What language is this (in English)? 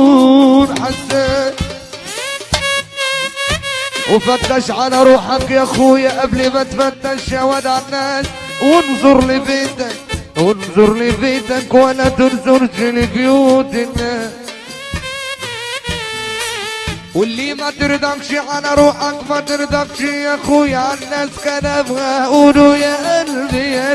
Arabic